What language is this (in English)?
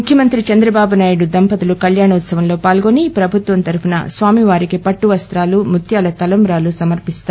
Telugu